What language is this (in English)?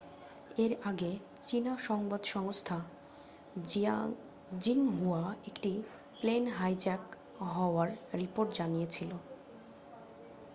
Bangla